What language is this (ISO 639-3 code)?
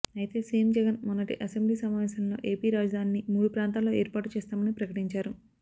tel